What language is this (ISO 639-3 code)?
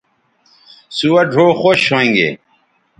btv